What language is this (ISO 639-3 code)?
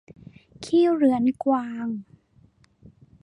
tha